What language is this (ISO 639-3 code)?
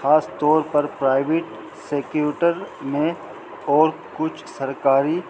urd